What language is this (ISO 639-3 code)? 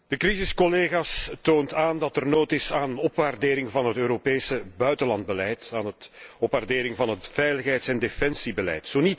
nld